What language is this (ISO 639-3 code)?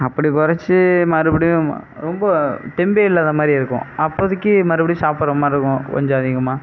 tam